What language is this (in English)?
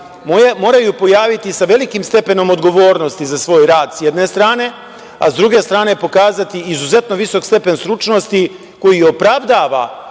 Serbian